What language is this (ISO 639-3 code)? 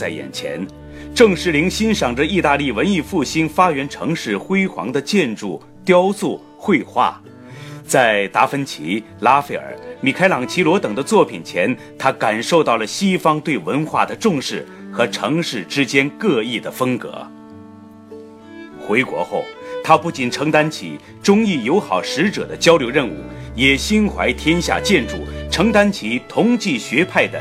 zho